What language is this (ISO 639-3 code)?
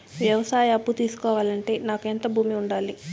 tel